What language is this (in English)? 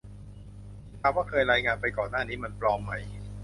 Thai